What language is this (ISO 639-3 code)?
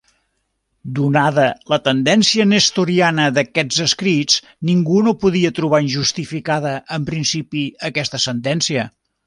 cat